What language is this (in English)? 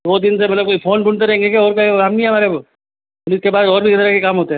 Hindi